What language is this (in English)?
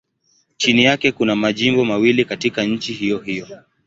Swahili